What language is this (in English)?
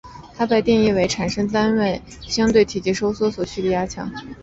Chinese